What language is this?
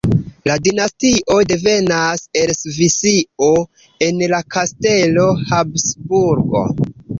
Esperanto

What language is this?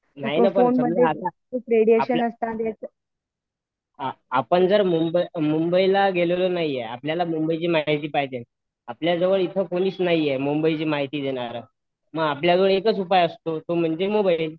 Marathi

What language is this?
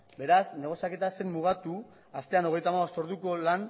Basque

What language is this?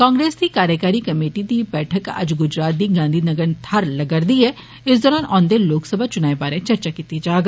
Dogri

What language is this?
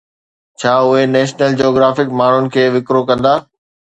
Sindhi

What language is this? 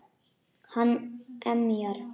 Icelandic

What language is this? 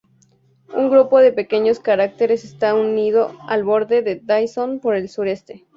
Spanish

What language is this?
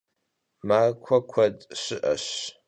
Kabardian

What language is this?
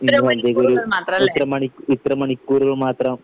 Malayalam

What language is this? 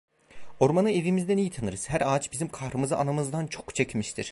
Turkish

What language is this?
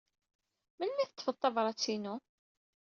Kabyle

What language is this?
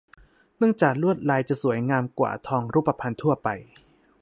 Thai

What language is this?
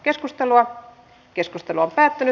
Finnish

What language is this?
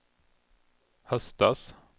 Swedish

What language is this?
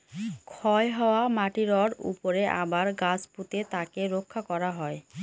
Bangla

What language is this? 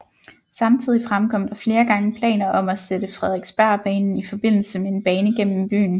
Danish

